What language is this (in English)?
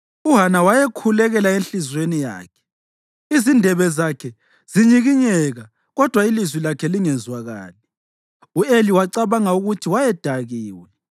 North Ndebele